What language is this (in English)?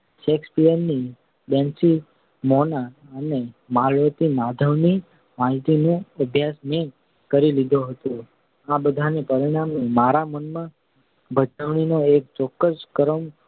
Gujarati